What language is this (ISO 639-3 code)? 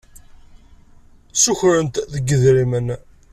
kab